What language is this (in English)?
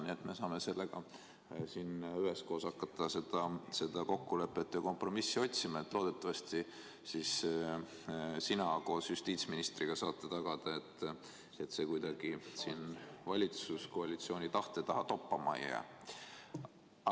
Estonian